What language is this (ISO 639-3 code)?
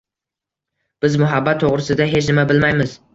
uzb